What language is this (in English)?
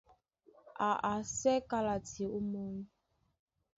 Duala